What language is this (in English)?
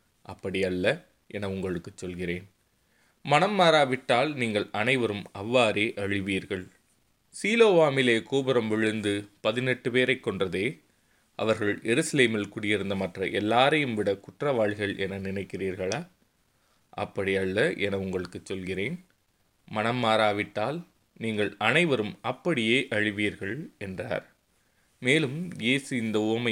Tamil